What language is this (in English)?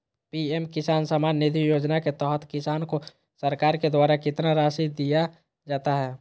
Magahi